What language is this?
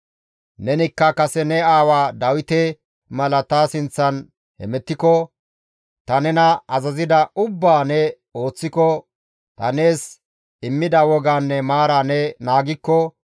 Gamo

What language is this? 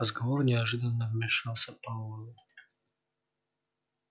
Russian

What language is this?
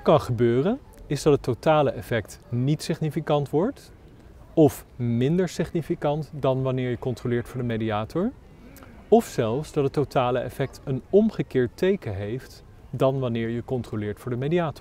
Dutch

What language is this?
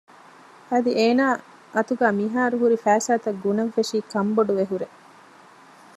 Divehi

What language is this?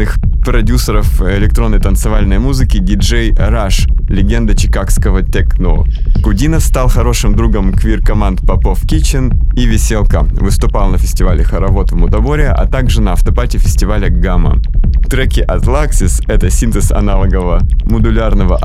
Russian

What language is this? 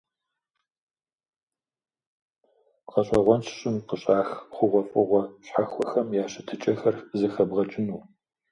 Kabardian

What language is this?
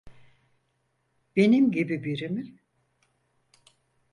Turkish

